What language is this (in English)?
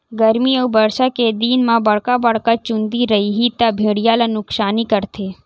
Chhattisgarhi